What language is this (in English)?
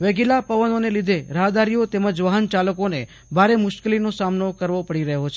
Gujarati